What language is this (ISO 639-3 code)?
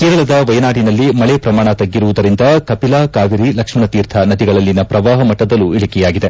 kan